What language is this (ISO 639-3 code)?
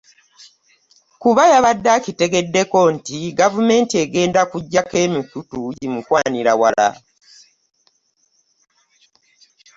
lug